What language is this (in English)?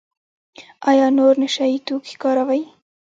Pashto